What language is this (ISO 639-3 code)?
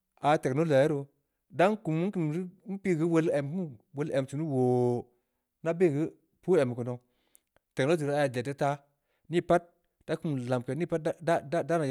ndi